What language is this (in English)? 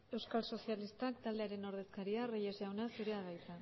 Basque